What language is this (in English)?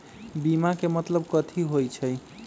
Magahi